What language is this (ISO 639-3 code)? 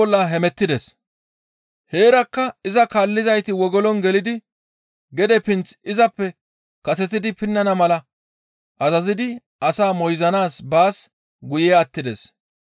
gmv